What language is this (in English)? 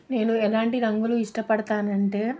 Telugu